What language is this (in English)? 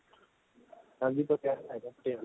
Punjabi